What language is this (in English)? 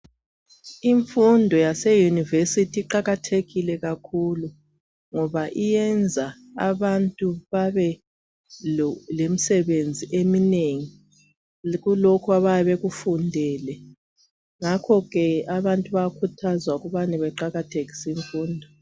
North Ndebele